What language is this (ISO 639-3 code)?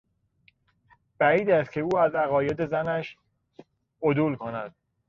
fas